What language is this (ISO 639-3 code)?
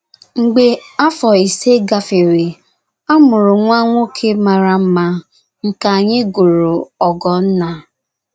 ibo